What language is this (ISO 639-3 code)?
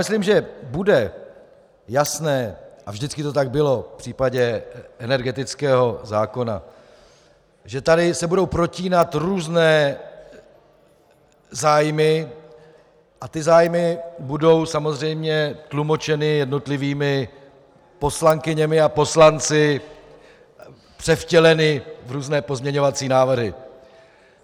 ces